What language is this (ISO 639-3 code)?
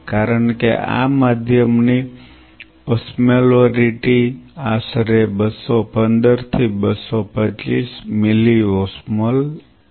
guj